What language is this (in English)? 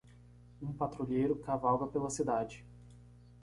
Portuguese